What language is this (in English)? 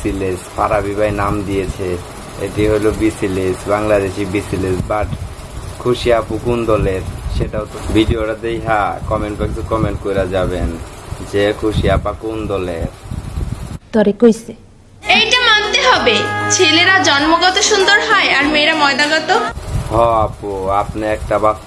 Indonesian